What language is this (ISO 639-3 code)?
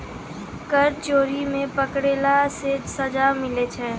mai